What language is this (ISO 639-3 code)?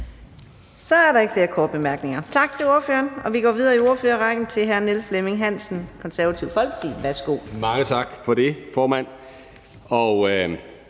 dan